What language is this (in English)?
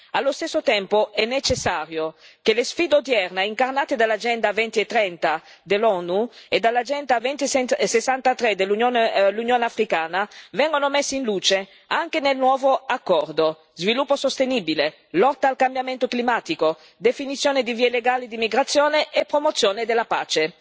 Italian